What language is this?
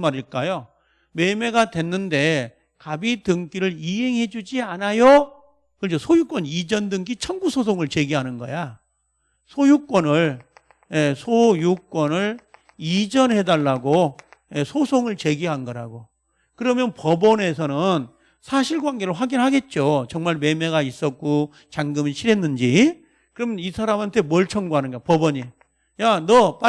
Korean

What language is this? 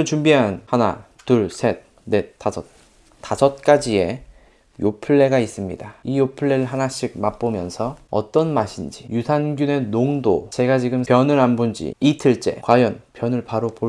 Korean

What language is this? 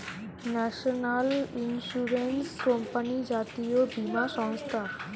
Bangla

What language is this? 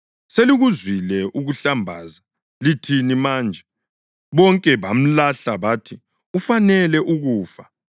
North Ndebele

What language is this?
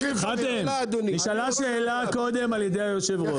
Hebrew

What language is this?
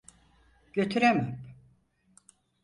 Turkish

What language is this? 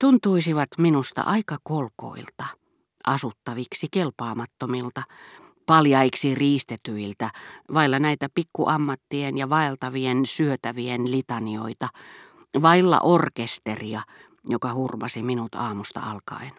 Finnish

